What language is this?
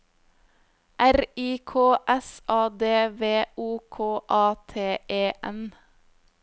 Norwegian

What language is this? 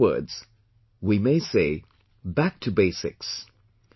English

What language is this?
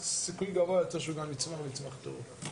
Hebrew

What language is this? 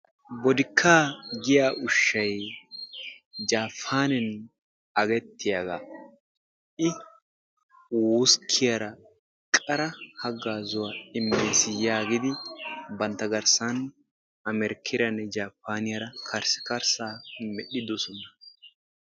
Wolaytta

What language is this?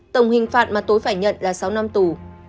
Vietnamese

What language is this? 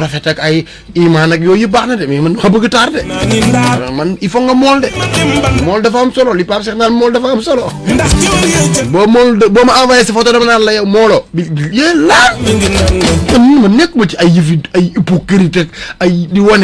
Arabic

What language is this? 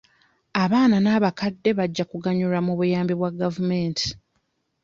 Ganda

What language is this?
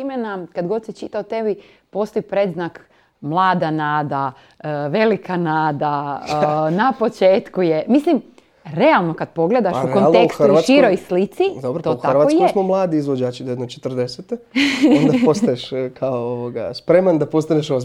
Croatian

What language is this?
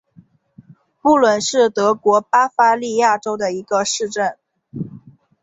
Chinese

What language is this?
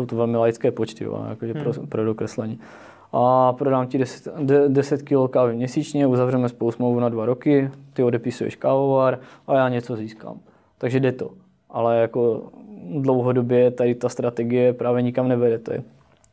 Czech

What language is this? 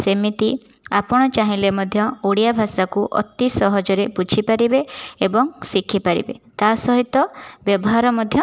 Odia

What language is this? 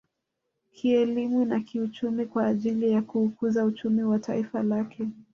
Swahili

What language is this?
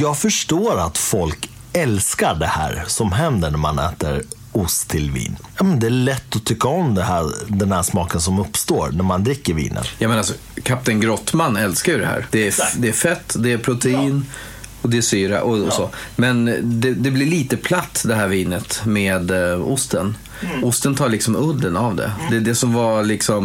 Swedish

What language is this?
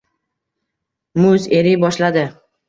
Uzbek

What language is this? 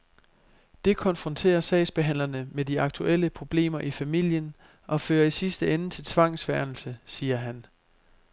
Danish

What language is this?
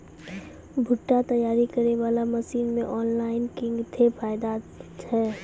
Maithili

